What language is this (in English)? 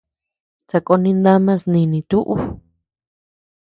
Tepeuxila Cuicatec